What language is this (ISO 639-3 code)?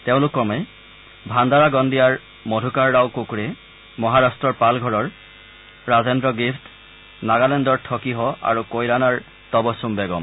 asm